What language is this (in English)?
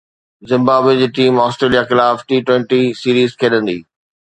Sindhi